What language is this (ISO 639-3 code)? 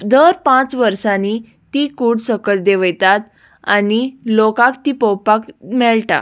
kok